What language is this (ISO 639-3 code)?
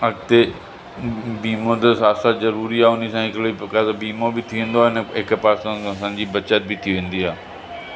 snd